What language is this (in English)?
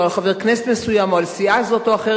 Hebrew